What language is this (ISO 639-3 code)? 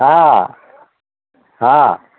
ori